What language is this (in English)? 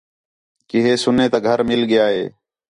Khetrani